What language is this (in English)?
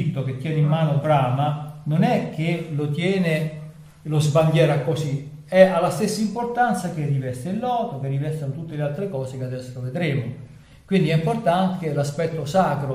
Italian